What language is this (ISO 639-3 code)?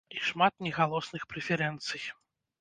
bel